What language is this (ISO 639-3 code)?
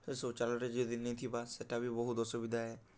ori